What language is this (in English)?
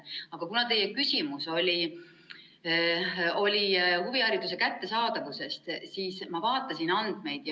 Estonian